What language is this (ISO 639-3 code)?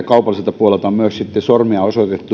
fin